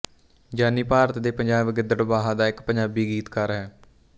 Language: Punjabi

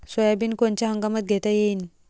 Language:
Marathi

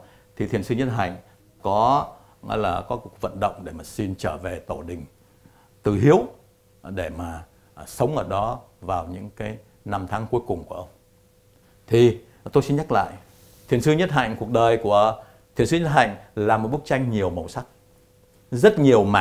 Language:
Vietnamese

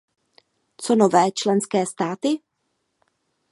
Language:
Czech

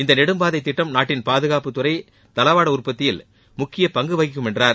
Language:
Tamil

